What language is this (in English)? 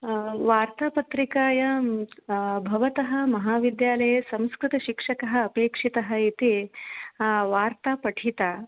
Sanskrit